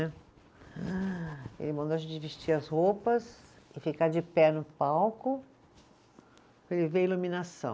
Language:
Portuguese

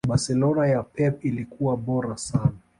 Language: Swahili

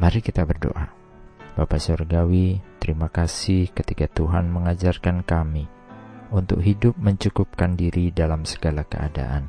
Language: Indonesian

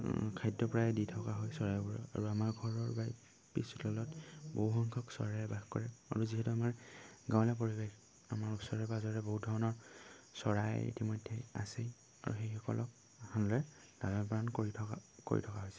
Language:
Assamese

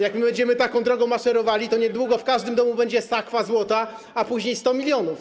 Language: Polish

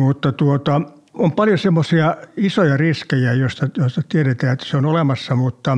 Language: Finnish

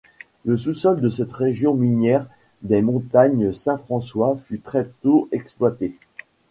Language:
French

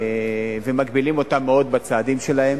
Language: Hebrew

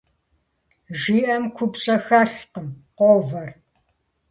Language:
Kabardian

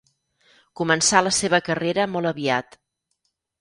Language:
Catalan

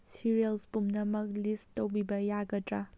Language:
Manipuri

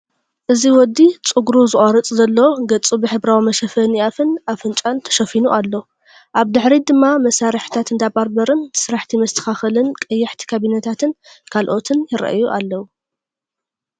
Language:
Tigrinya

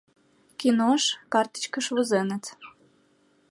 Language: Mari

